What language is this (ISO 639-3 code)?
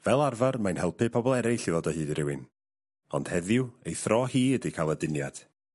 cym